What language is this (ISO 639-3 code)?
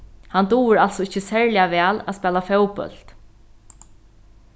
fao